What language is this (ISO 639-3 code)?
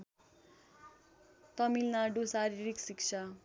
nep